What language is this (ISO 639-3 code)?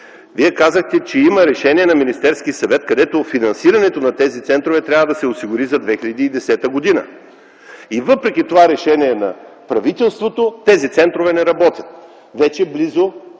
bul